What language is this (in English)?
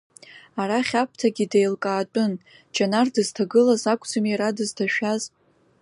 Abkhazian